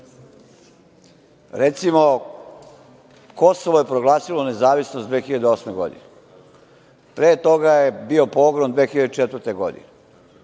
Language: Serbian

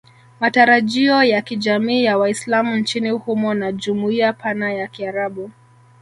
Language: Swahili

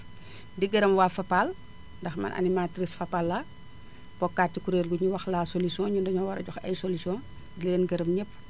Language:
Wolof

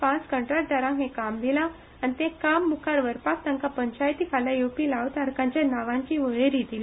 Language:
Konkani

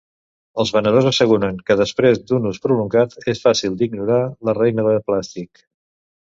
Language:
Catalan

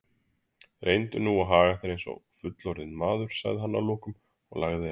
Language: Icelandic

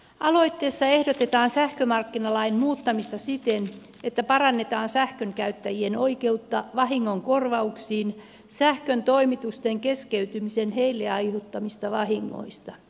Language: Finnish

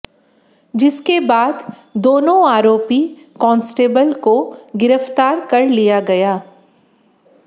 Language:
Hindi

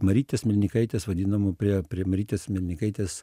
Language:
Lithuanian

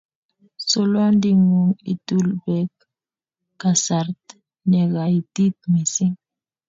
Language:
Kalenjin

